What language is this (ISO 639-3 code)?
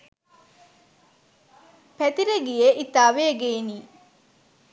sin